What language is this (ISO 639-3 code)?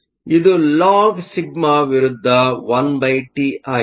kan